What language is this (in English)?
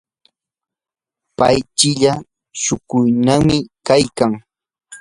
Yanahuanca Pasco Quechua